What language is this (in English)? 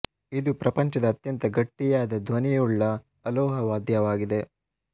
Kannada